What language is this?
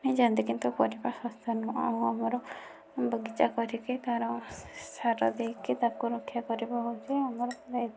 Odia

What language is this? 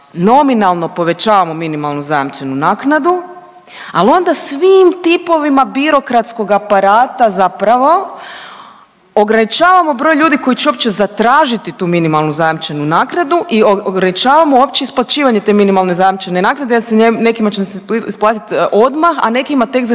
Croatian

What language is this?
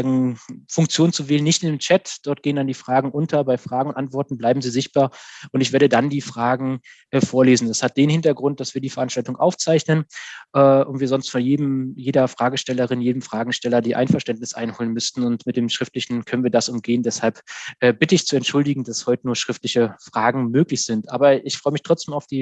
German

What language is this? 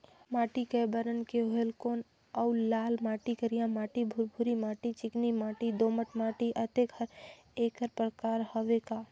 Chhattisgarhi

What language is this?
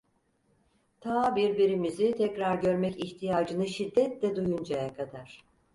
Turkish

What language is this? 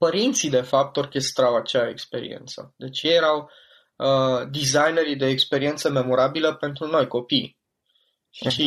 Romanian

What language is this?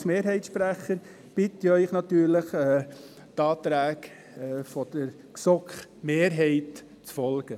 Swiss German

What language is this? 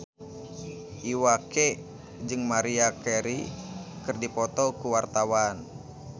Sundanese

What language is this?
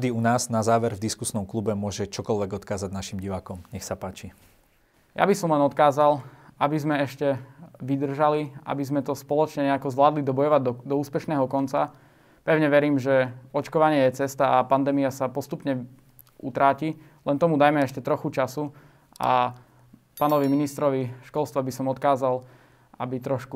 Slovak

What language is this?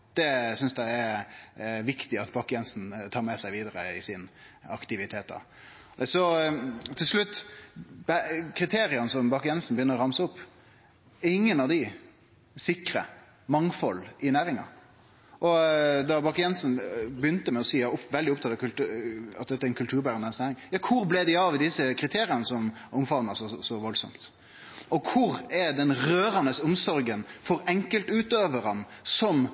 Norwegian Nynorsk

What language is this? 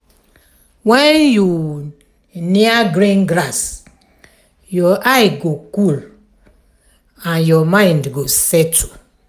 Nigerian Pidgin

